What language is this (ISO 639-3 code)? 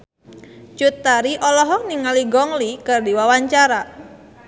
sun